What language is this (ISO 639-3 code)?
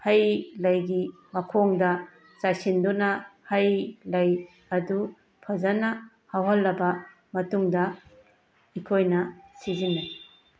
mni